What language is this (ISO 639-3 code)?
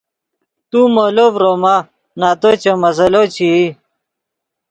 ydg